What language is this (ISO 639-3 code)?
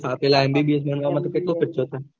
guj